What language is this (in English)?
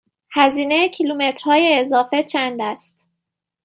Persian